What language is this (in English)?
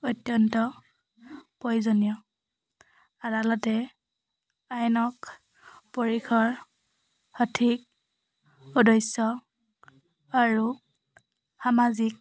Assamese